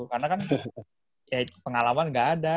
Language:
Indonesian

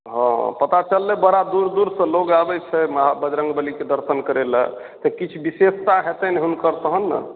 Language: Maithili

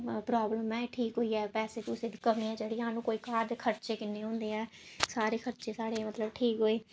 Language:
Dogri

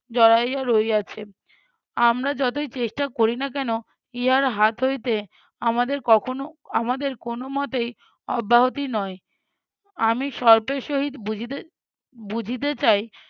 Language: Bangla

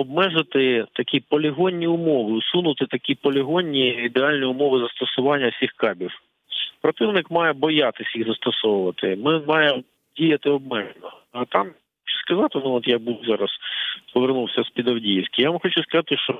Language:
Ukrainian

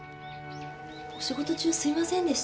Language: Japanese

